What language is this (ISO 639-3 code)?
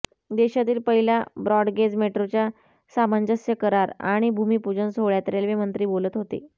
mar